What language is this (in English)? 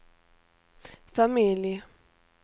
Swedish